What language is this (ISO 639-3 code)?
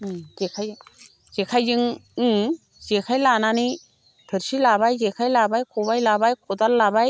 brx